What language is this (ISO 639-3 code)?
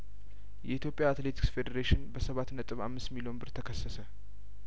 amh